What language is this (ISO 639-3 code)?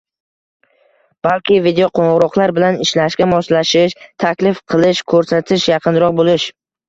uzb